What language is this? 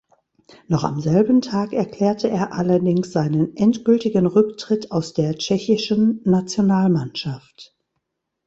German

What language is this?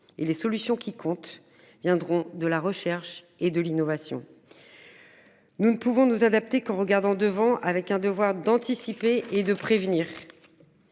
French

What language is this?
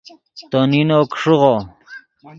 Yidgha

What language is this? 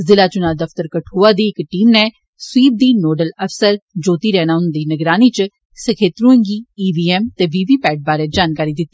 Dogri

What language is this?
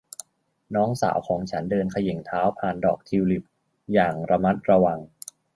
Thai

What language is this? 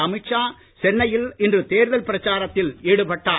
Tamil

